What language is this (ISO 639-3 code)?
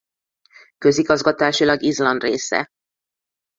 hun